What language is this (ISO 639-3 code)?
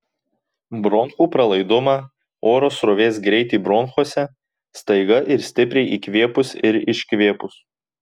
lit